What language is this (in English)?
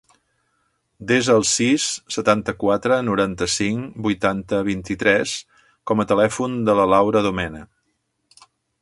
Catalan